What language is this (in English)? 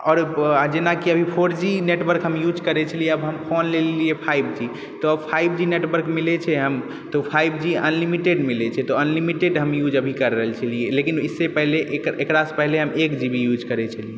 Maithili